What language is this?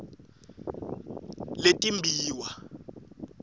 Swati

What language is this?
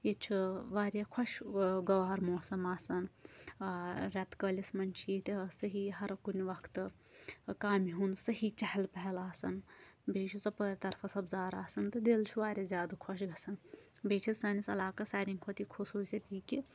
Kashmiri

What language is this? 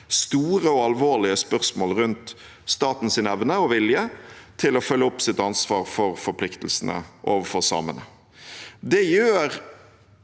Norwegian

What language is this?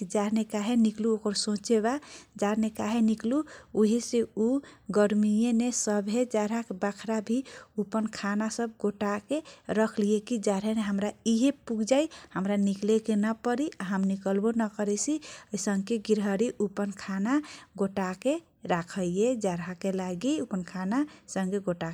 Kochila Tharu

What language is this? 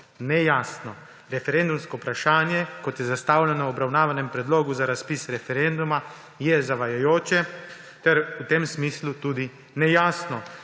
Slovenian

